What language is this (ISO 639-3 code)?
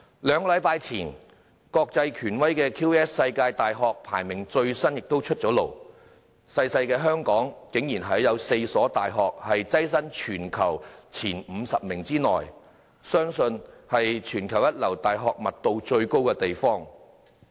yue